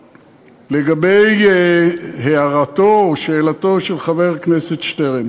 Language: Hebrew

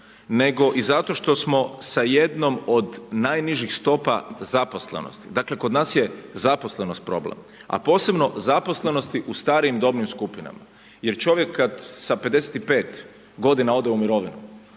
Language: Croatian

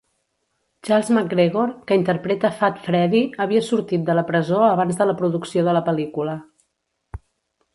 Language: Catalan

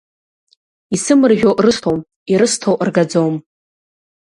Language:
Abkhazian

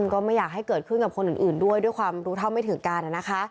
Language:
Thai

